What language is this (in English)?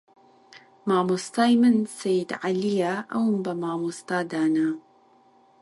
Central Kurdish